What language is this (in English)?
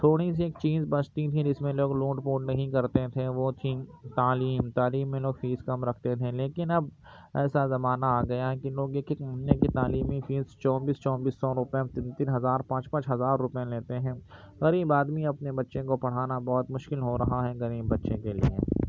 Urdu